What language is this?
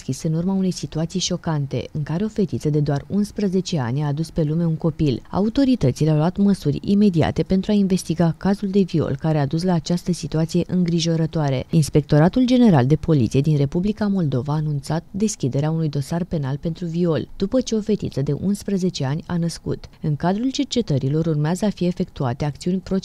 Romanian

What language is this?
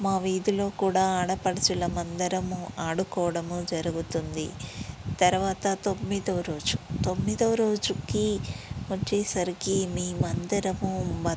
Telugu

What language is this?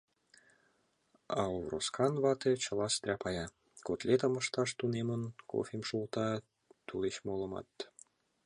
Mari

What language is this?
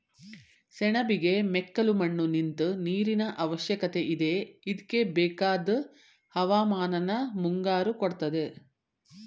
Kannada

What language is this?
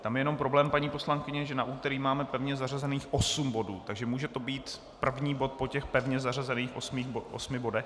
Czech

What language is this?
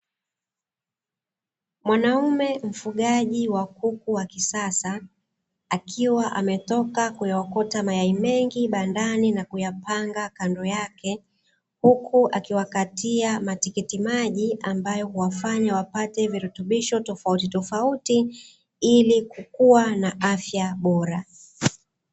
Swahili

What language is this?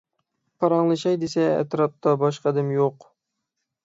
Uyghur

